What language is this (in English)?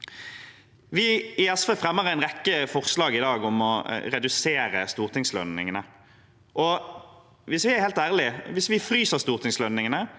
Norwegian